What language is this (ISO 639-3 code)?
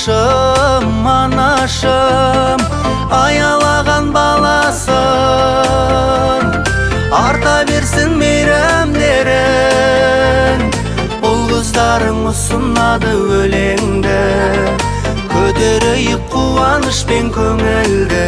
tur